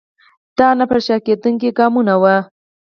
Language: Pashto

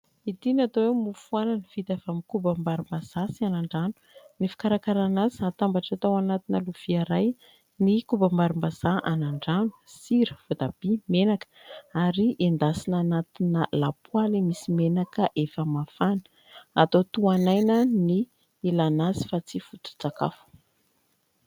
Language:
Malagasy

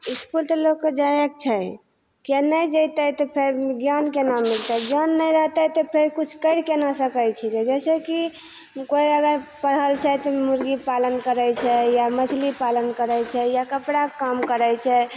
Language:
Maithili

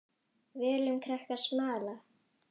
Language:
Icelandic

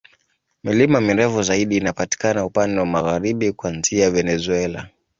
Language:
Swahili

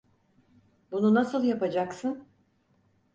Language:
Turkish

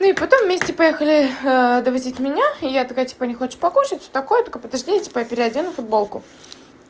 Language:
Russian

